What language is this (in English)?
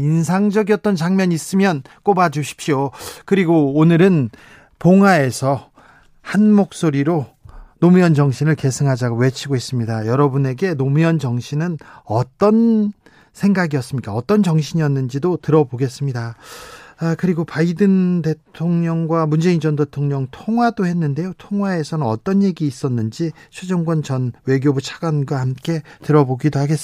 Korean